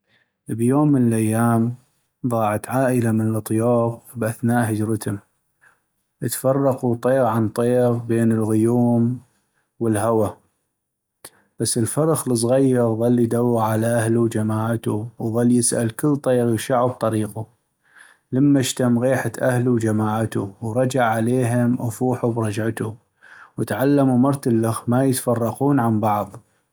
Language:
North Mesopotamian Arabic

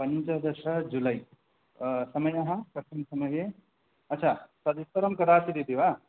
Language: Sanskrit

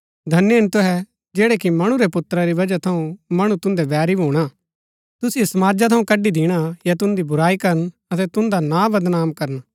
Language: Gaddi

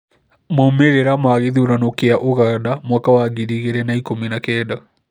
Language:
Kikuyu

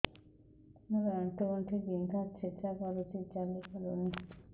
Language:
Odia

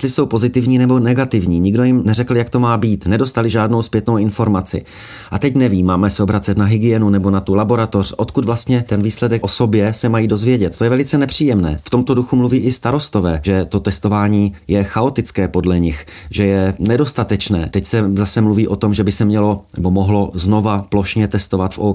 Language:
Czech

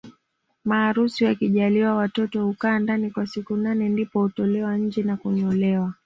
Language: Swahili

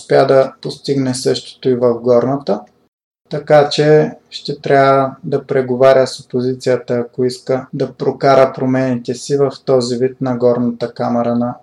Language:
Bulgarian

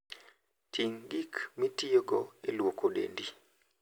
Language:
Luo (Kenya and Tanzania)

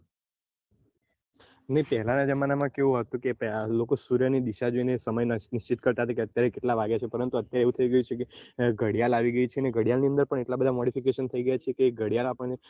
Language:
Gujarati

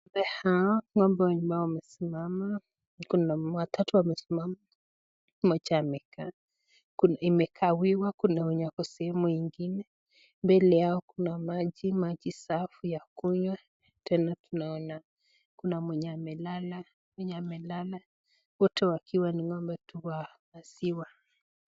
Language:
Swahili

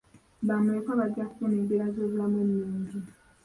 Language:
Ganda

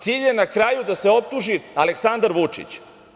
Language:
Serbian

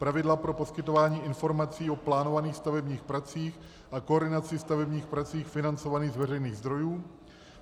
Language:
Czech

